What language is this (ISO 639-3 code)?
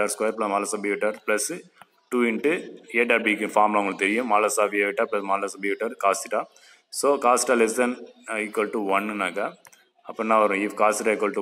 tam